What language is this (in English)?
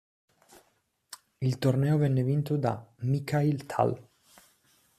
Italian